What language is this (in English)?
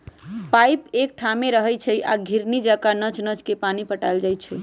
Magahi